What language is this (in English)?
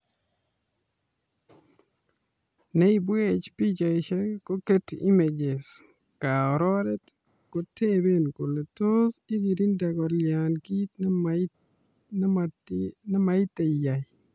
Kalenjin